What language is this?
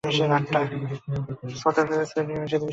Bangla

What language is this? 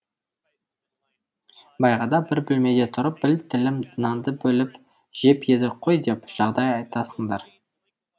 Kazakh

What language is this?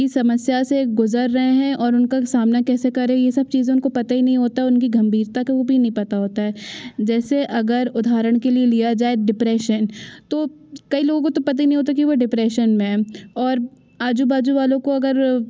Hindi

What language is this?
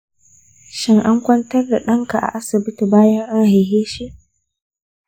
Hausa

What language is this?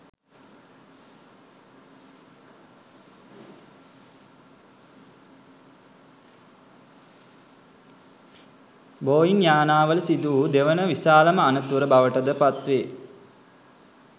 Sinhala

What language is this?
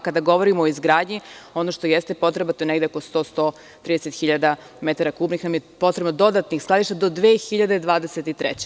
Serbian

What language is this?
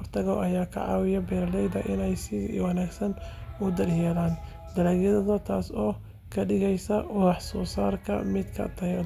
Somali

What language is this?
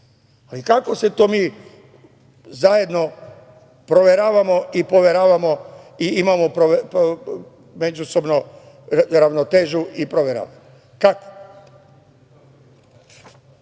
Serbian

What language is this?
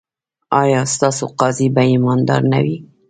Pashto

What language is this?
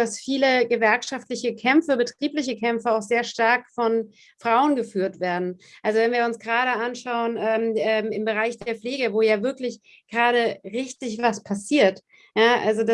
German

